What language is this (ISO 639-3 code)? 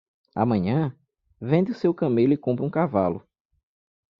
por